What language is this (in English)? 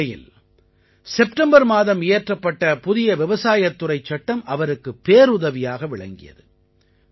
Tamil